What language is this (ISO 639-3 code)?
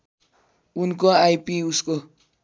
nep